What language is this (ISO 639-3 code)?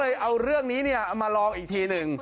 tha